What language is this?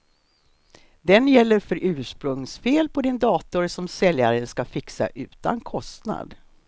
Swedish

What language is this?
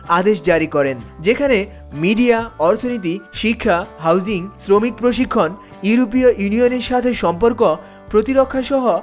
Bangla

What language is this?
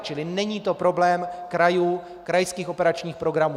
Czech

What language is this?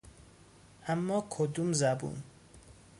Persian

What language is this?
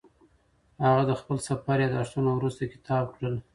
Pashto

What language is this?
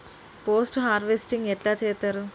Telugu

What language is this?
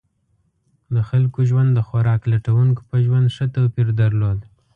Pashto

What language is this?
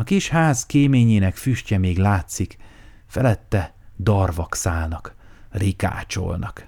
Hungarian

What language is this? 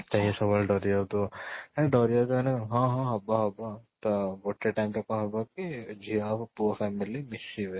Odia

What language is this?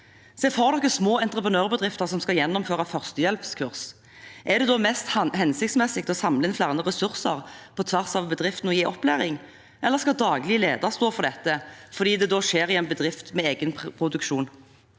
Norwegian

